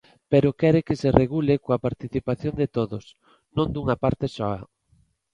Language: Galician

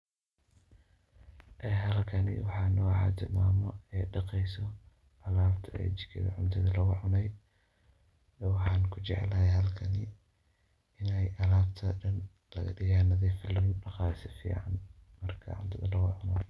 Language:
Somali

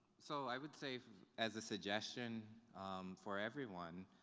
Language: English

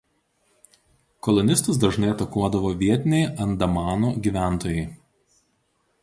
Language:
Lithuanian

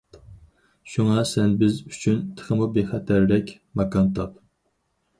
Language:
Uyghur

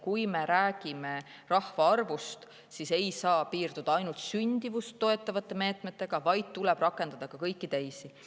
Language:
Estonian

